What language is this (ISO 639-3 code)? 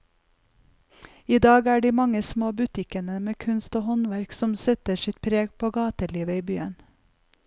nor